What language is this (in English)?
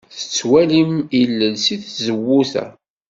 Kabyle